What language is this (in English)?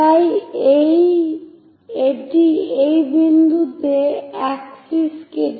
Bangla